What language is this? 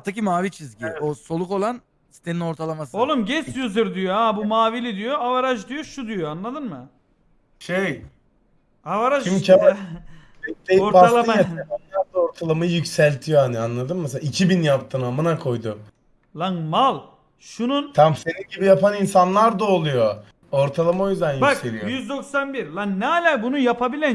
Turkish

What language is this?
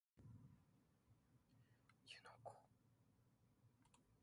Japanese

